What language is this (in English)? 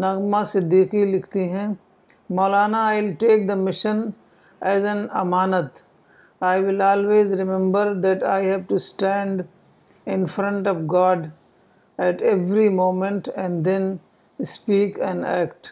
Urdu